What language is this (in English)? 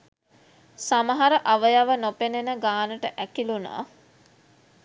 Sinhala